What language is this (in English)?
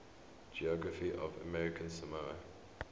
English